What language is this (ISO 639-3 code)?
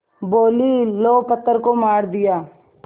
hin